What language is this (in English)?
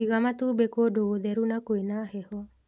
Kikuyu